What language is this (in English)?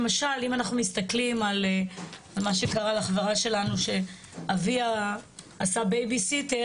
Hebrew